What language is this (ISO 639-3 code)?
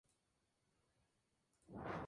spa